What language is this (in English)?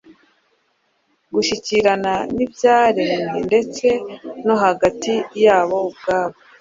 Kinyarwanda